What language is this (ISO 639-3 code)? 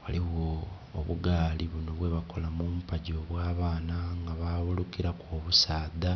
xog